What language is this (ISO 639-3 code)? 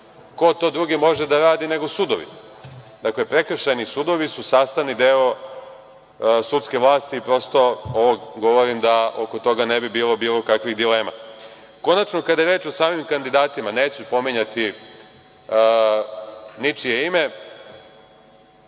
srp